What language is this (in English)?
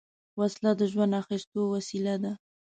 Pashto